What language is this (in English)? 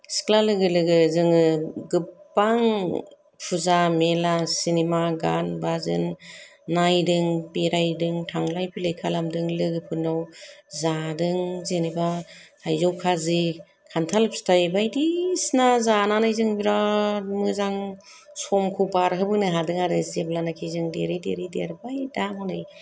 Bodo